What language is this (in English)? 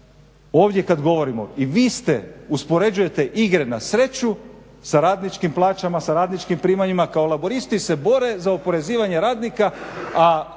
Croatian